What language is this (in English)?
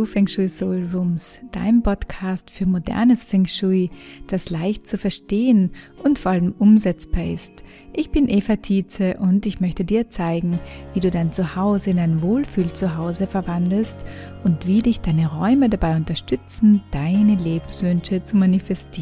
German